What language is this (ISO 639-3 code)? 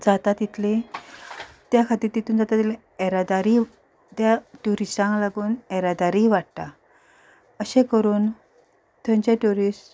kok